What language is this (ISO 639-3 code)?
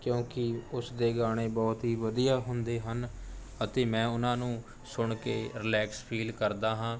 pan